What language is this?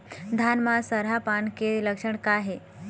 Chhattisgarhi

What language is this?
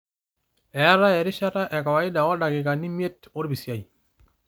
Masai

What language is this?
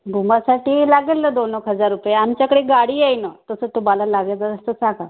Marathi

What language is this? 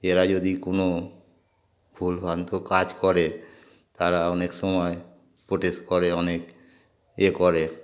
Bangla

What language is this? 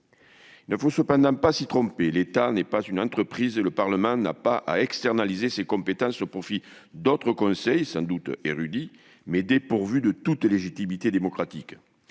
French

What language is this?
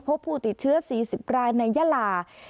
Thai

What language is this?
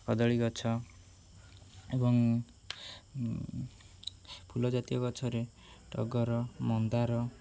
Odia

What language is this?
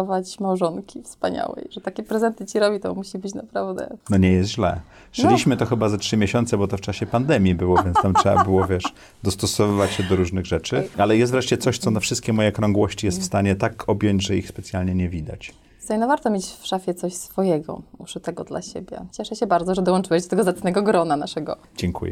Polish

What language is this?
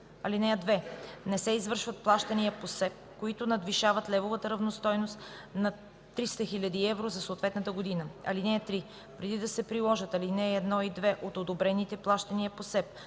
Bulgarian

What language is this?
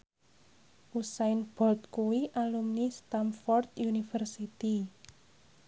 Javanese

